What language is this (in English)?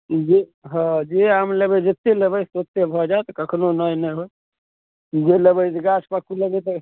Maithili